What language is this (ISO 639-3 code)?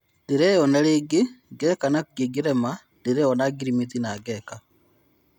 kik